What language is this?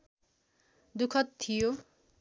Nepali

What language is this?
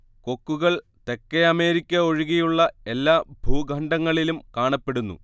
Malayalam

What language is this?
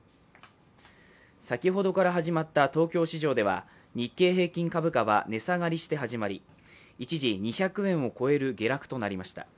Japanese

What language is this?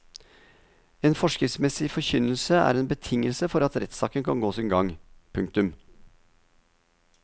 Norwegian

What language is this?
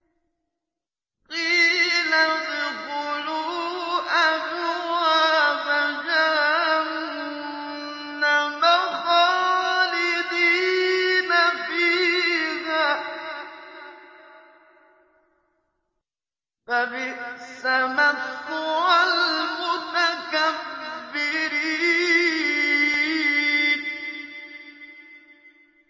Arabic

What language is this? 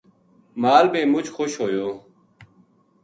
Gujari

